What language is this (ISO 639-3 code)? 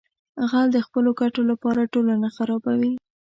pus